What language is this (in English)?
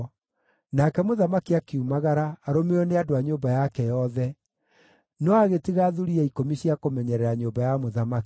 Kikuyu